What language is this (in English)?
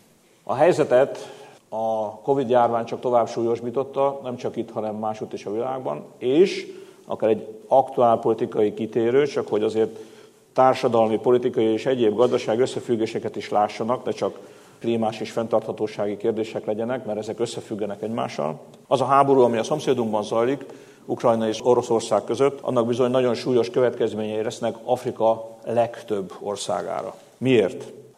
Hungarian